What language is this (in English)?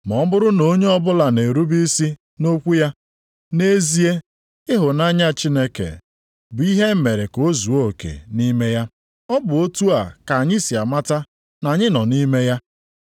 Igbo